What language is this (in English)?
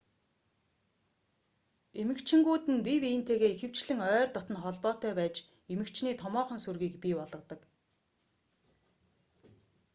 Mongolian